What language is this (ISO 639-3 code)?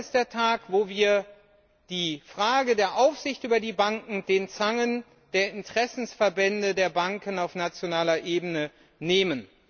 deu